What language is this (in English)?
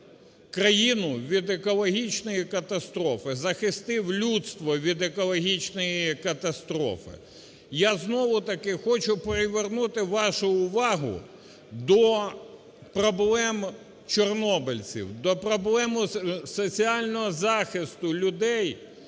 Ukrainian